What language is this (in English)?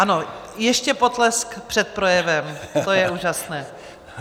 Czech